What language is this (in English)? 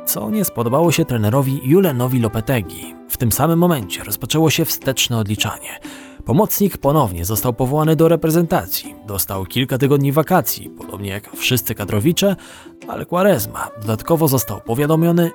Polish